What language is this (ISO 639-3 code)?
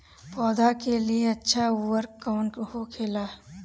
bho